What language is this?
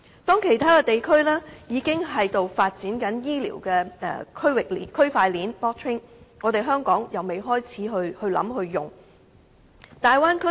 Cantonese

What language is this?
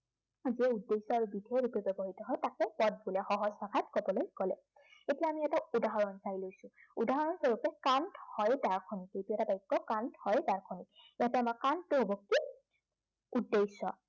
Assamese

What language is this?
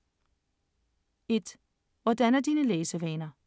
Danish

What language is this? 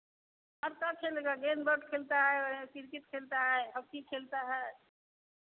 Hindi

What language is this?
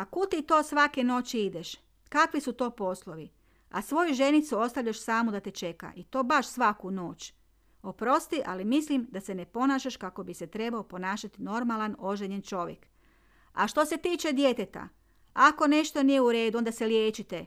Croatian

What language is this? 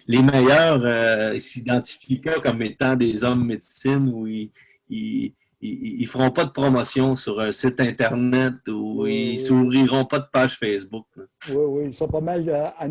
French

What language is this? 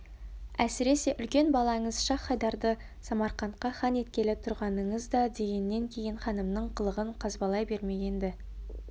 Kazakh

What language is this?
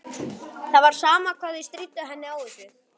Icelandic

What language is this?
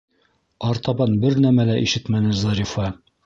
Bashkir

